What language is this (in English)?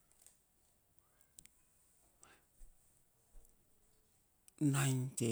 Saposa